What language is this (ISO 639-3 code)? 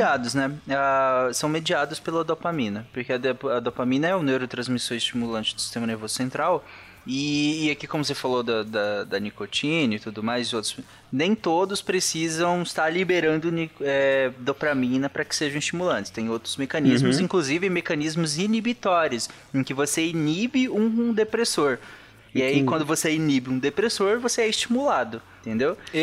por